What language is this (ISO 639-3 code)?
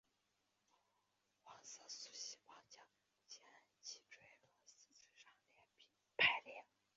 zho